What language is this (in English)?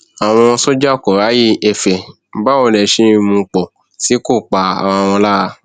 Yoruba